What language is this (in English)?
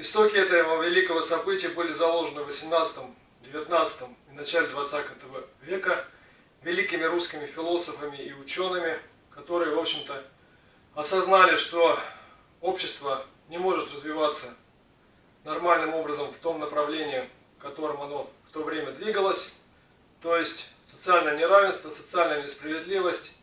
Russian